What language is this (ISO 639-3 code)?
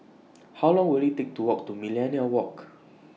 eng